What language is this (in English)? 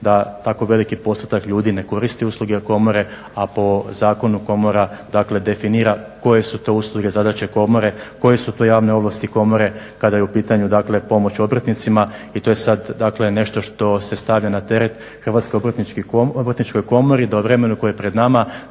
Croatian